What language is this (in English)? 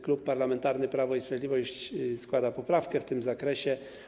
Polish